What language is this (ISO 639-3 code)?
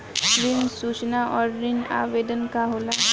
bho